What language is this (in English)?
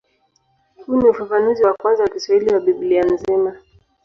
Swahili